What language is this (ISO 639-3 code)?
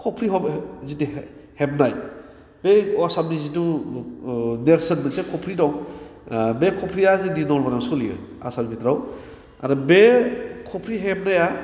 brx